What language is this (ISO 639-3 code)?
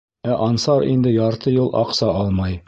bak